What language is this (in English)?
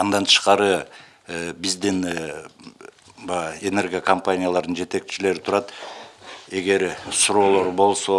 Russian